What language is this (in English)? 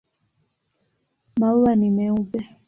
Swahili